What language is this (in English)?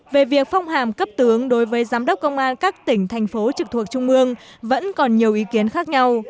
Vietnamese